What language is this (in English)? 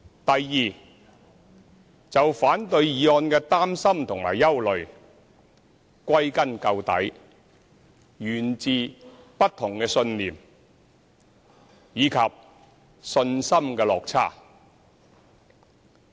Cantonese